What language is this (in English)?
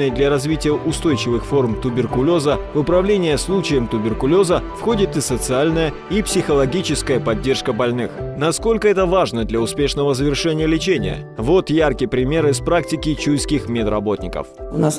Russian